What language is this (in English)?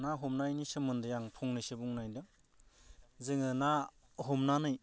Bodo